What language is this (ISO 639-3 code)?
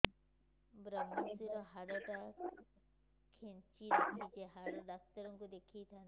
ori